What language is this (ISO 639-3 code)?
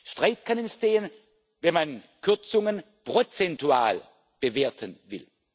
deu